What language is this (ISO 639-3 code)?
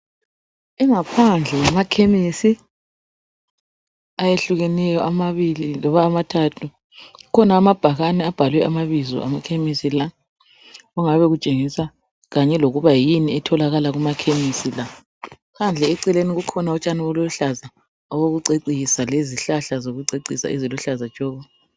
nde